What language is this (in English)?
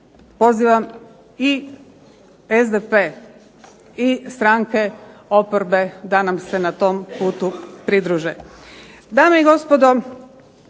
Croatian